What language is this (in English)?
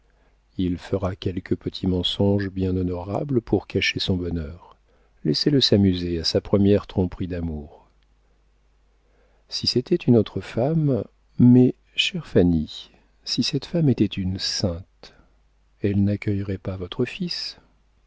French